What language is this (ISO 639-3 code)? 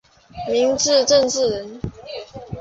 zho